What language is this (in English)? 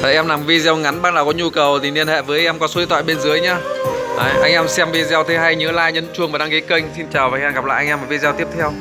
Vietnamese